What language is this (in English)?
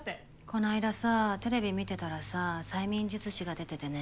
Japanese